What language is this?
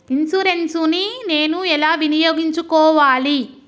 Telugu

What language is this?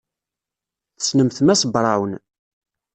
Kabyle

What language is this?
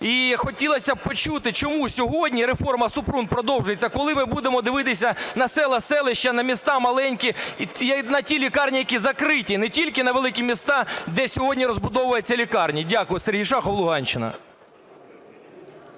Ukrainian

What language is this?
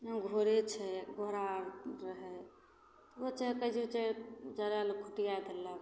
Maithili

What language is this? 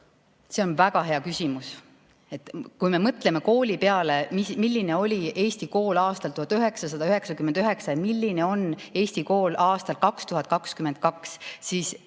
Estonian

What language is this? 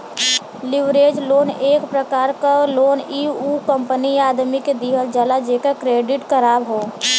Bhojpuri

